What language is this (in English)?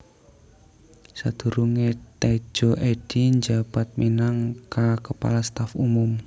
Javanese